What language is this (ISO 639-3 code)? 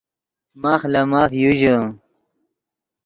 ydg